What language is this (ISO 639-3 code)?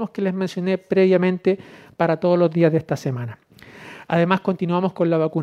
spa